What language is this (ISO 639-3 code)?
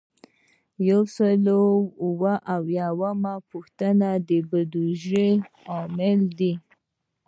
pus